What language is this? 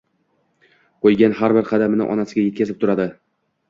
Uzbek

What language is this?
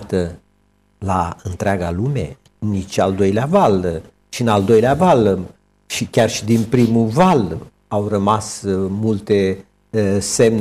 Romanian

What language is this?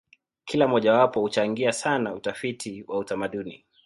Swahili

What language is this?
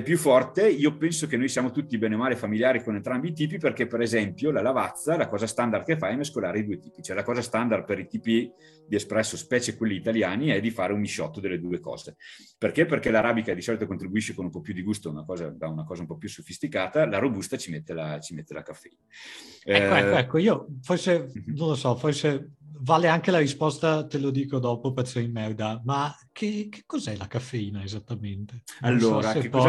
Italian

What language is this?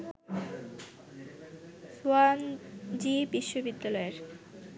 Bangla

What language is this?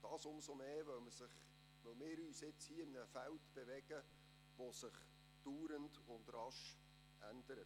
Swiss German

